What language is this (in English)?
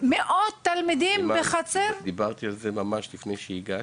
Hebrew